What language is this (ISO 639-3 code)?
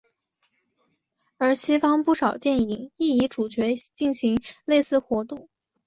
zho